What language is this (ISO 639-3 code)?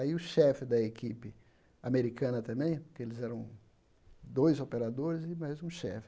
por